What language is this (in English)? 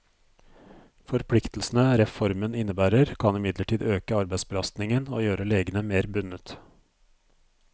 Norwegian